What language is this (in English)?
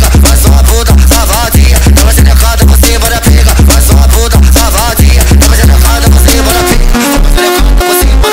Arabic